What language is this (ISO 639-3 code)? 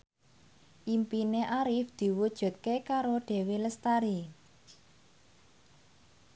jav